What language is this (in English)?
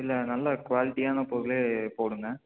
Tamil